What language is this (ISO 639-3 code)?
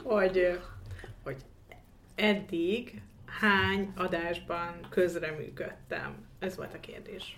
hun